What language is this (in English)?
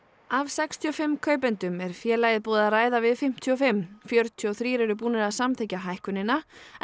Icelandic